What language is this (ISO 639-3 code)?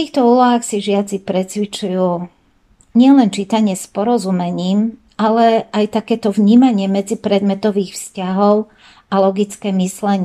slk